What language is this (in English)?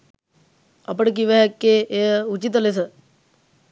Sinhala